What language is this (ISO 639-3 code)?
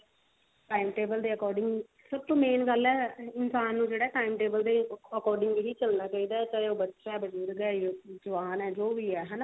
pan